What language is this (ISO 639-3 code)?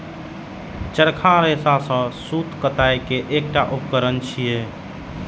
mai